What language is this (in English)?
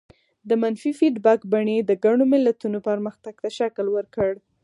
Pashto